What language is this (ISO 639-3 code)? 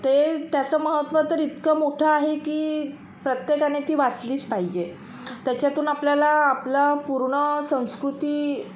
mar